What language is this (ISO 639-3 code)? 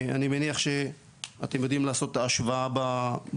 heb